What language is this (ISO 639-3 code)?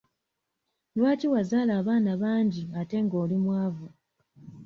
lug